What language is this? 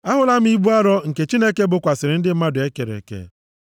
Igbo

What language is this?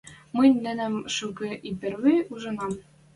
Western Mari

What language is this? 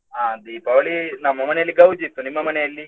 Kannada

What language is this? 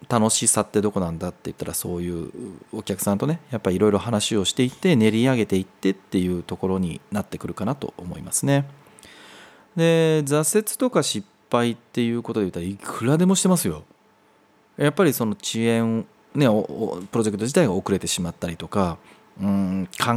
Japanese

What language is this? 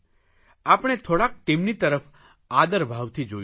Gujarati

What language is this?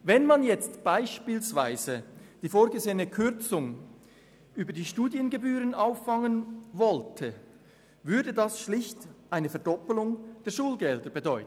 Swiss German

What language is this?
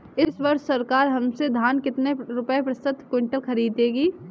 Hindi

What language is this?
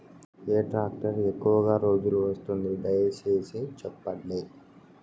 Telugu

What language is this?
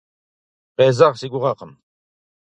Kabardian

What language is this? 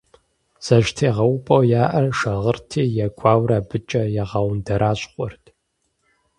Kabardian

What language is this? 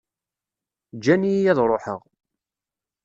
Kabyle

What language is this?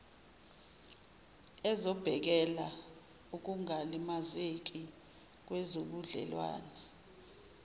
Zulu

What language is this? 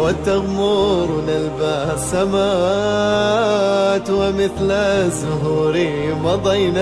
Arabic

